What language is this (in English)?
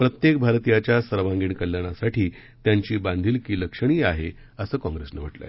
Marathi